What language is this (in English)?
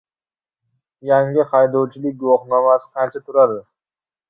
Uzbek